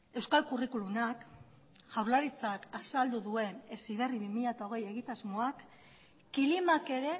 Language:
Basque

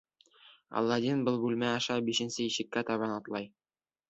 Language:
Bashkir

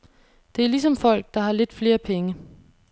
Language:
Danish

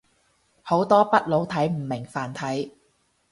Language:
Cantonese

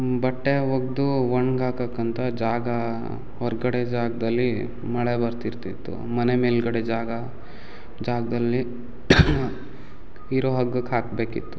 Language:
Kannada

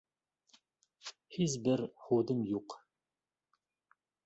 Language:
Bashkir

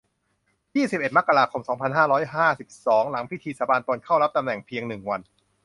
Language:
Thai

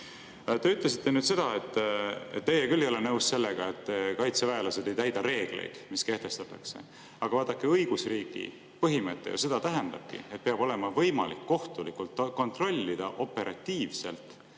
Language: Estonian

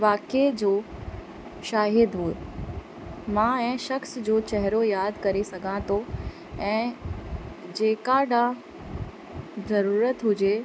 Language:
Sindhi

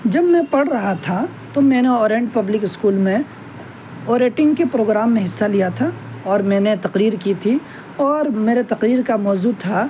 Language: Urdu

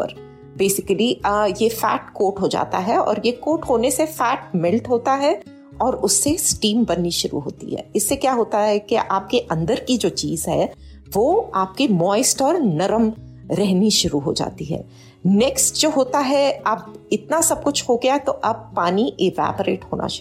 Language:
Hindi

